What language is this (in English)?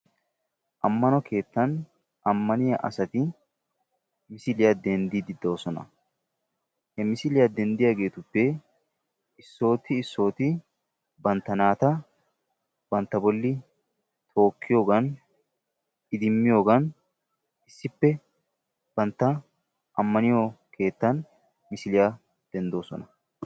Wolaytta